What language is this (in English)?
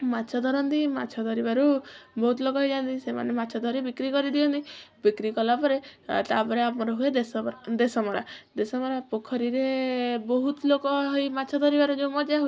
Odia